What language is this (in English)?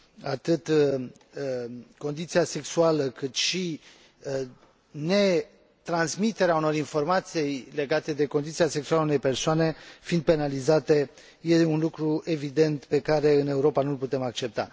Romanian